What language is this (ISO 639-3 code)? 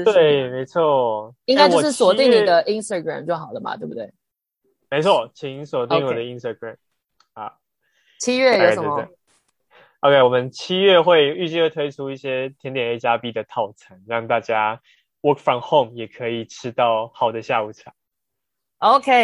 zho